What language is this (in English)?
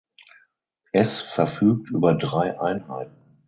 German